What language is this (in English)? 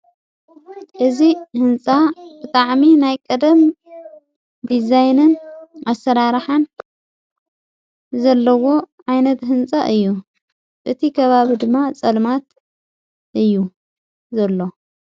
Tigrinya